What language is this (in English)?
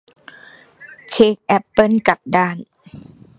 Thai